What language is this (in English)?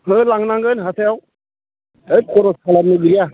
Bodo